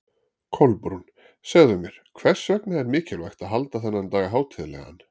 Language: Icelandic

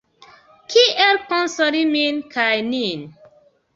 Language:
Esperanto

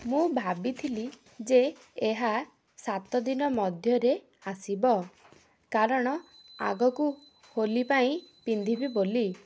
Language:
Odia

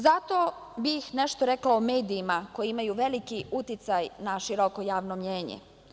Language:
Serbian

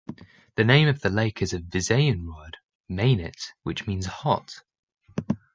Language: English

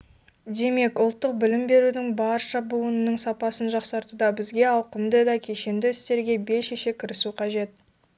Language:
Kazakh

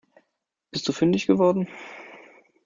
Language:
German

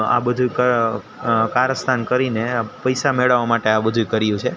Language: Gujarati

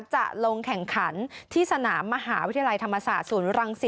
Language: Thai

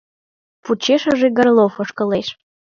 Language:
Mari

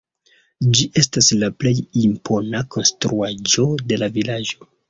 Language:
Esperanto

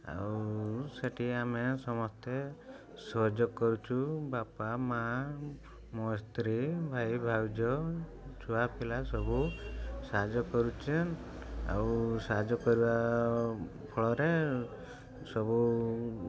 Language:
Odia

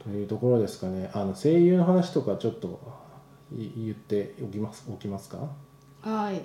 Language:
Japanese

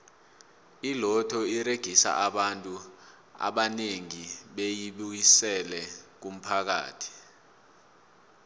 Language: South Ndebele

